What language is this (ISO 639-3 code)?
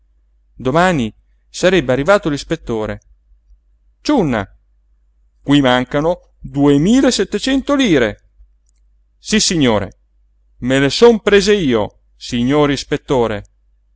ita